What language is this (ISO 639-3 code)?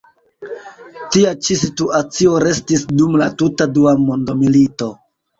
epo